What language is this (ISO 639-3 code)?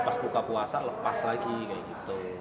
ind